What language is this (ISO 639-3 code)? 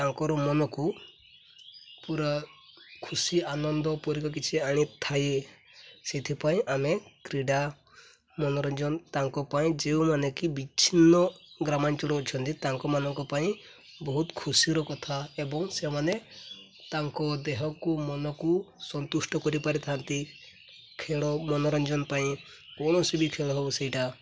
ori